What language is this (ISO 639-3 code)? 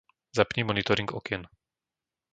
slk